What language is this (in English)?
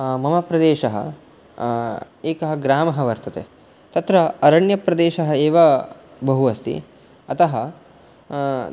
Sanskrit